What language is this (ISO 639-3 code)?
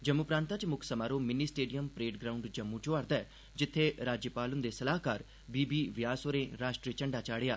doi